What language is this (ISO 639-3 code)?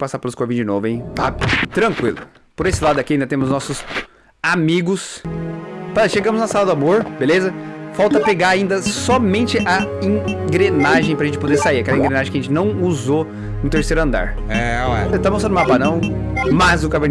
por